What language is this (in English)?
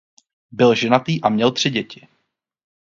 Czech